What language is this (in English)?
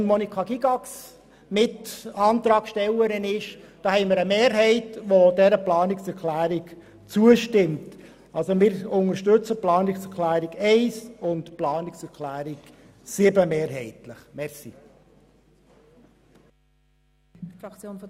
Swiss German